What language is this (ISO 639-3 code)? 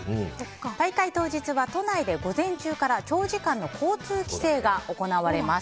jpn